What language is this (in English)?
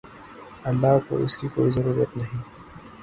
Urdu